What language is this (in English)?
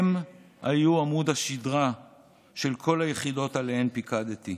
Hebrew